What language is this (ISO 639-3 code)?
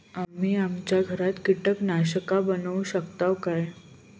mar